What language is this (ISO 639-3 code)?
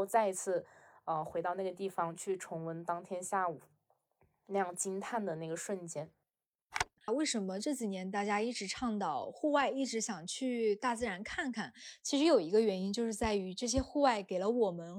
zho